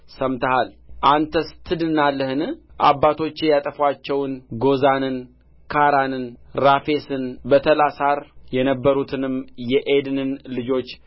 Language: Amharic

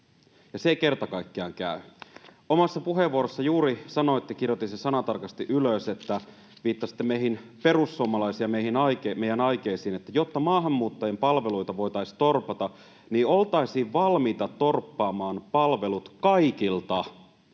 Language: Finnish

